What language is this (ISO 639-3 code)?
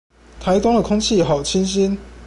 zho